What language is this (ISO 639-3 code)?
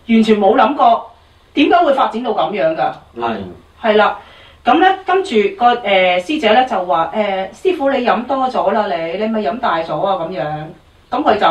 zho